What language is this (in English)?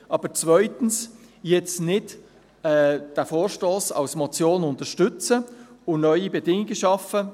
Swiss German